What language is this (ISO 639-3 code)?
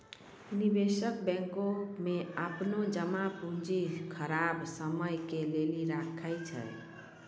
mai